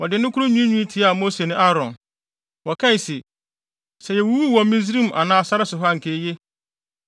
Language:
Akan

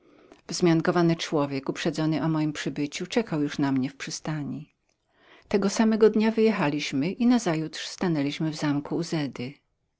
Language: Polish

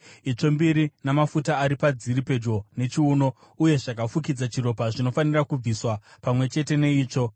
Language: Shona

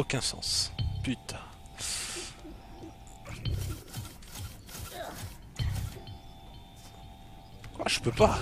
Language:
French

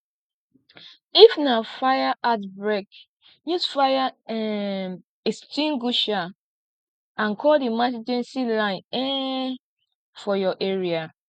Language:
Nigerian Pidgin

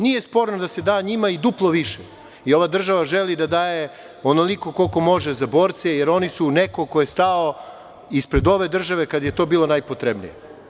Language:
Serbian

